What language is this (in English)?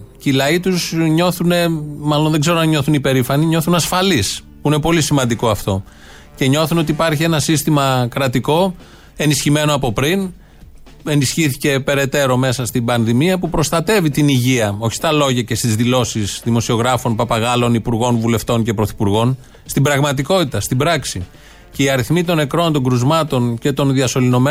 Greek